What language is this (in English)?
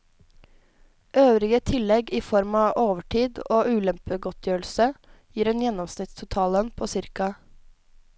Norwegian